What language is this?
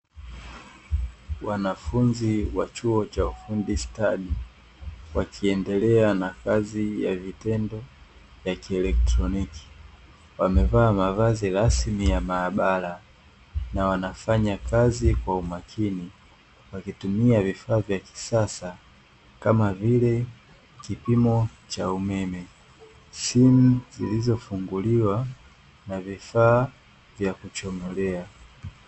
Swahili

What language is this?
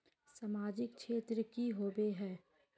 Magahi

